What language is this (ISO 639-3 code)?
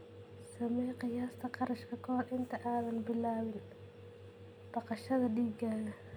som